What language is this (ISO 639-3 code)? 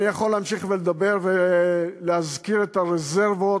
heb